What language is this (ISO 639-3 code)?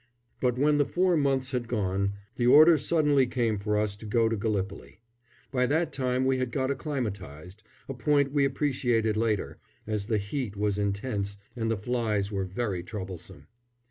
eng